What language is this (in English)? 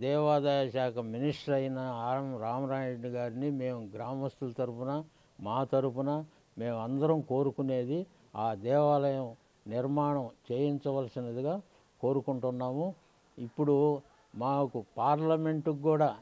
Telugu